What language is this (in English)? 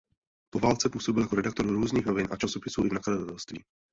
Czech